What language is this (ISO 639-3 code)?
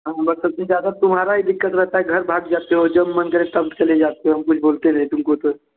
hin